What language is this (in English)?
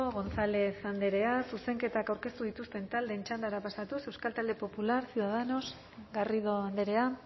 Basque